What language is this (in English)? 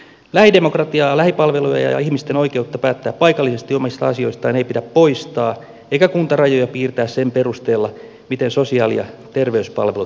Finnish